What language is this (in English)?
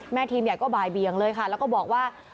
Thai